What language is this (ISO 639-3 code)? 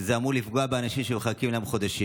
heb